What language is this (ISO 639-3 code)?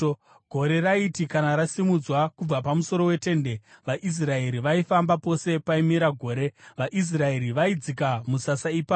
sna